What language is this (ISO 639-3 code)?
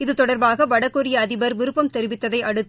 tam